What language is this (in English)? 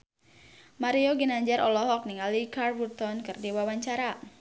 Sundanese